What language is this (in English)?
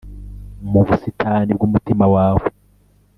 Kinyarwanda